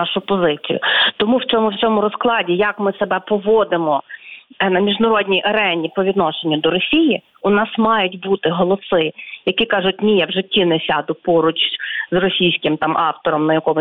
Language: Ukrainian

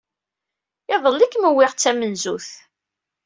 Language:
Kabyle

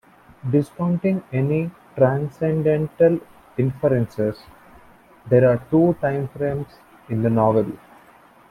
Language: English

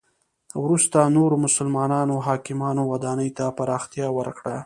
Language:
Pashto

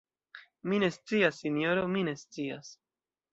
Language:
Esperanto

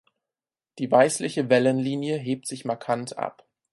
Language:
German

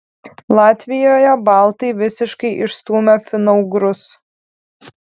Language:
Lithuanian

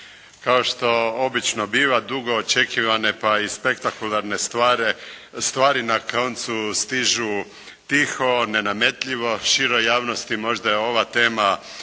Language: Croatian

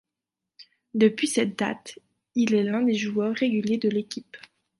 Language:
French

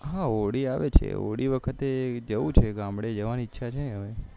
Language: Gujarati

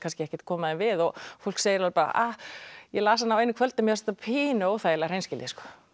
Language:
Icelandic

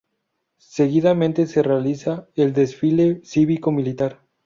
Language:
Spanish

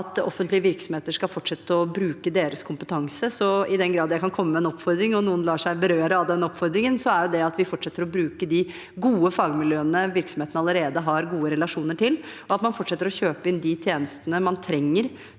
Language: Norwegian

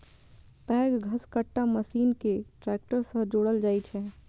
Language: Maithili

